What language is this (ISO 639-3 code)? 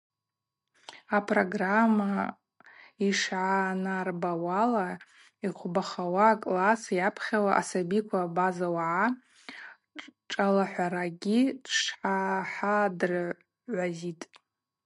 abq